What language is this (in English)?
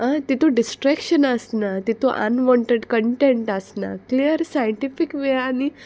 Konkani